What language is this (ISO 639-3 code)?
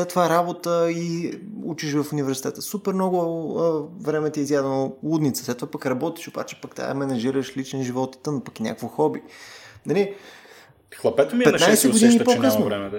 bul